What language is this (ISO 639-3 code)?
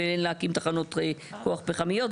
heb